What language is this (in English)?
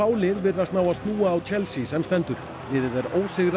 Icelandic